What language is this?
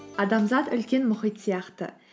Kazakh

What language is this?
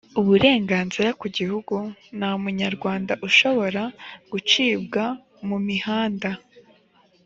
Kinyarwanda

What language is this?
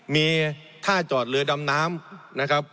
Thai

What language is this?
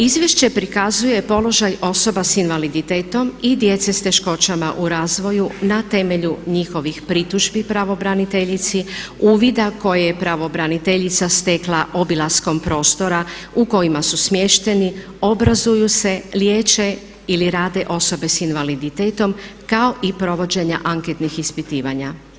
Croatian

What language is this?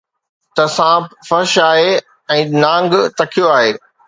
Sindhi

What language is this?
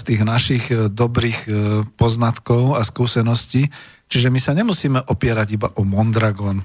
Slovak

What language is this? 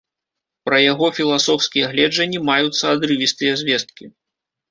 Belarusian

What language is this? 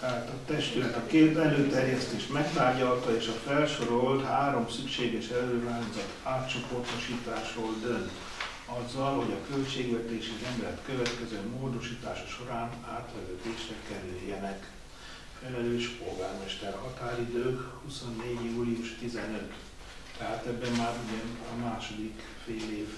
Hungarian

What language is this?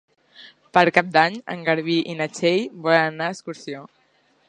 Catalan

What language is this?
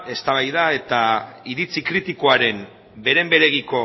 Basque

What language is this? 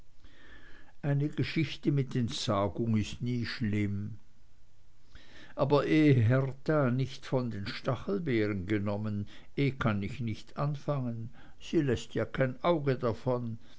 German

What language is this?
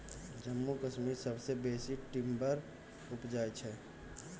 Maithili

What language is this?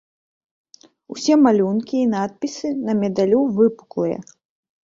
Belarusian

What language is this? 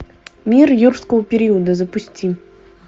Russian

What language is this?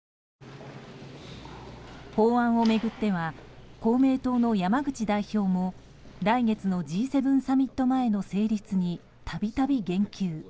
Japanese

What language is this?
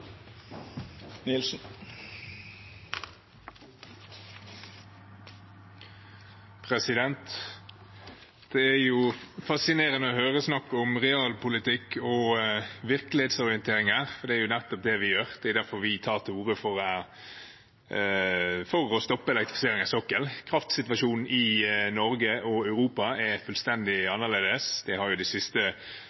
Norwegian Bokmål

